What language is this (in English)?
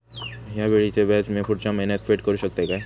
Marathi